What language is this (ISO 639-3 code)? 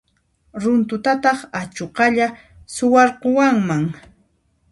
qxp